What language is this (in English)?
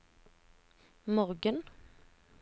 Norwegian